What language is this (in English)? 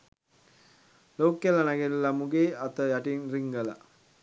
Sinhala